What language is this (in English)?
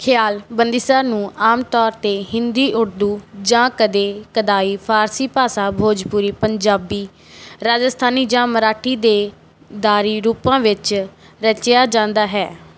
Punjabi